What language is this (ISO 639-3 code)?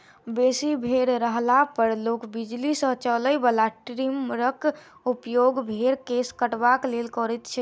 mai